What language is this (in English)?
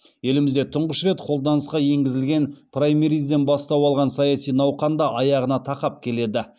Kazakh